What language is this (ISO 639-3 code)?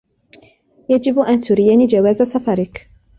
ara